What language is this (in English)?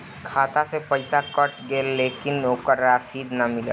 Bhojpuri